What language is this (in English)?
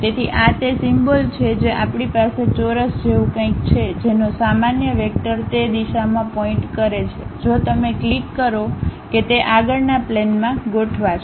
Gujarati